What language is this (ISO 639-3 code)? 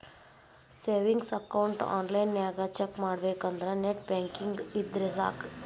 kan